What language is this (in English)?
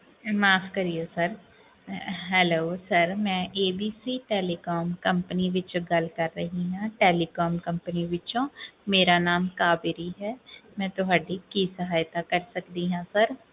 Punjabi